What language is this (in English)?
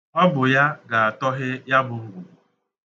Igbo